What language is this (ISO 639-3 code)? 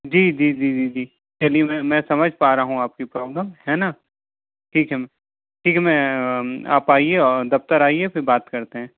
hin